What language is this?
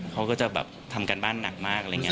Thai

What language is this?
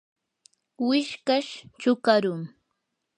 Yanahuanca Pasco Quechua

